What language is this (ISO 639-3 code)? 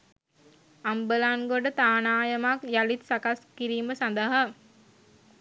sin